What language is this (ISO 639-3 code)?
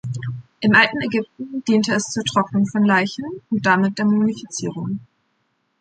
deu